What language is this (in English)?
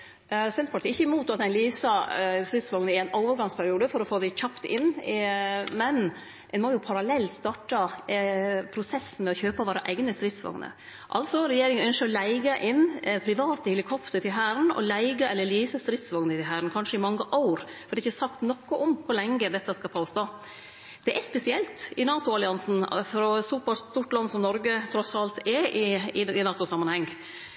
Norwegian Nynorsk